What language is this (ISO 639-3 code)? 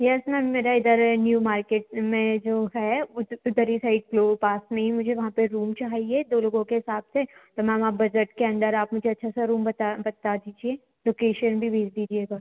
hin